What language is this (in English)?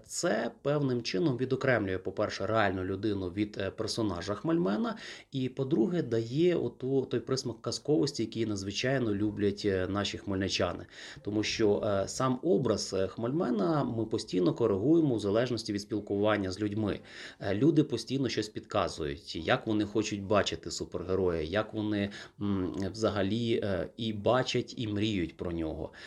Ukrainian